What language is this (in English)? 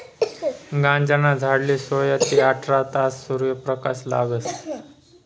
Marathi